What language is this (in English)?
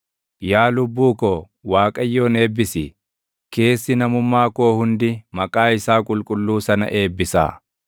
Oromo